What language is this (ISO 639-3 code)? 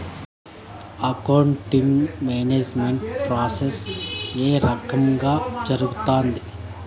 tel